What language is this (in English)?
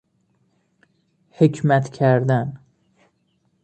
Persian